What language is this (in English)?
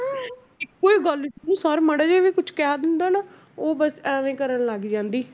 Punjabi